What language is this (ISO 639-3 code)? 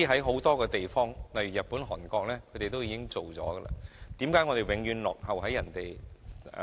yue